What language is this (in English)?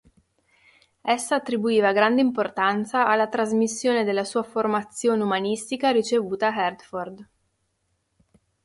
Italian